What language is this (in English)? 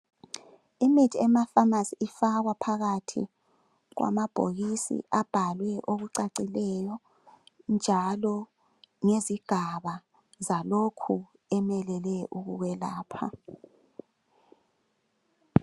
North Ndebele